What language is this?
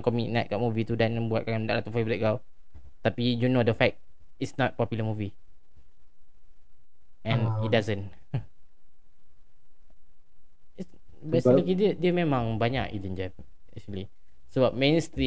Malay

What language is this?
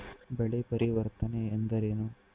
Kannada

